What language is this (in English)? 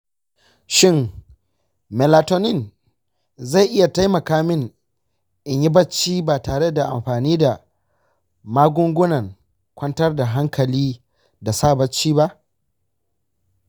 Hausa